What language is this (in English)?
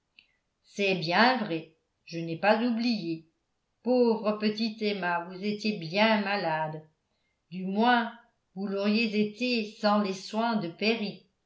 French